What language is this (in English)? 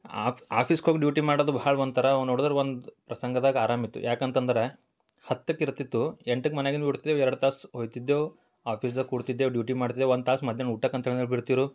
Kannada